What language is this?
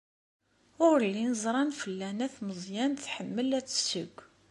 Kabyle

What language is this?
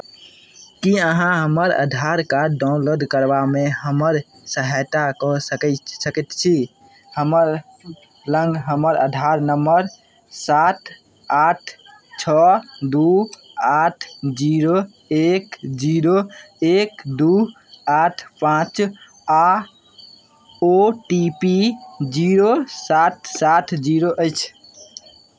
Maithili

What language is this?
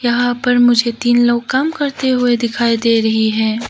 Hindi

